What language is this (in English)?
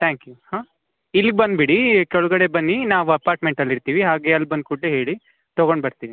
Kannada